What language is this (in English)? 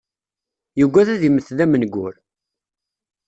Kabyle